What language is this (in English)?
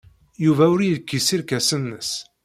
Kabyle